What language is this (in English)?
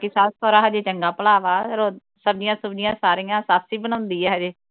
Punjabi